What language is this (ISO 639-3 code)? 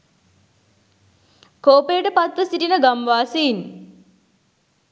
sin